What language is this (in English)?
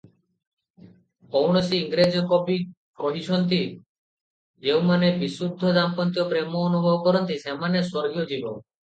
Odia